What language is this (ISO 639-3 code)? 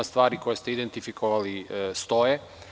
srp